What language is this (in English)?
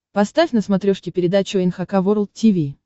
Russian